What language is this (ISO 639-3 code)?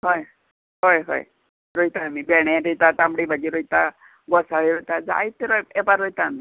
kok